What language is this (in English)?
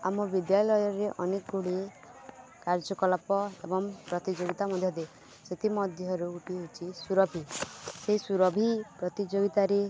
Odia